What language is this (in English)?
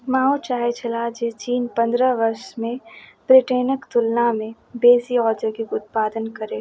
Maithili